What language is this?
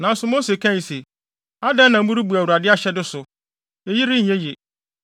Akan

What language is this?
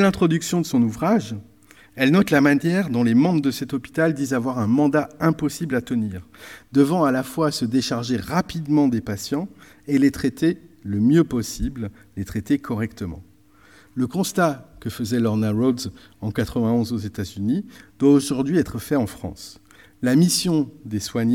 French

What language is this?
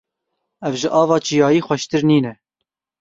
Kurdish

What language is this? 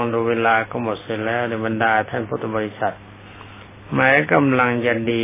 Thai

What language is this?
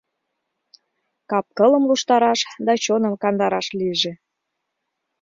Mari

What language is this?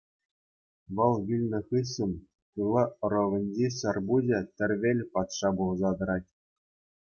Chuvash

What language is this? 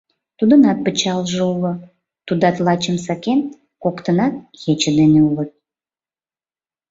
Mari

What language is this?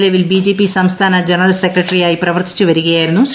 Malayalam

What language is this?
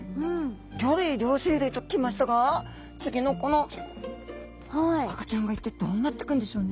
Japanese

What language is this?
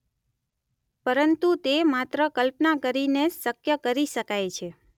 Gujarati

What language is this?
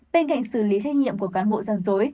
Vietnamese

